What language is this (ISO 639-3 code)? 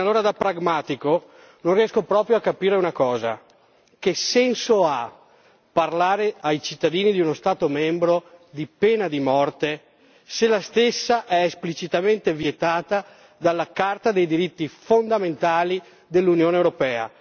ita